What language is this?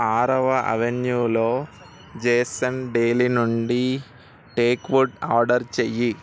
Telugu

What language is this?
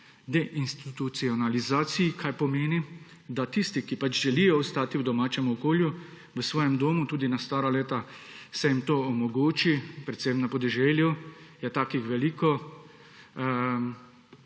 Slovenian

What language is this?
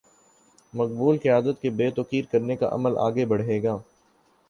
Urdu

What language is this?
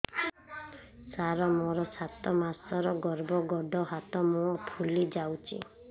Odia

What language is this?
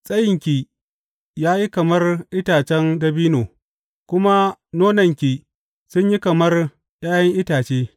Hausa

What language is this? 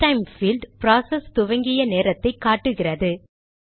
Tamil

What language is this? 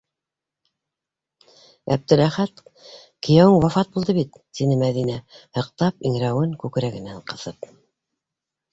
Bashkir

